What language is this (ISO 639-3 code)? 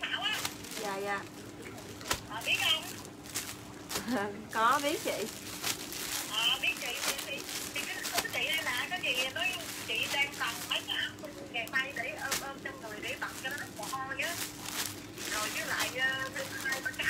vie